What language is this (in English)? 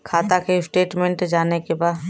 Bhojpuri